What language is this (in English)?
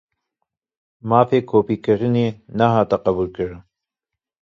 Kurdish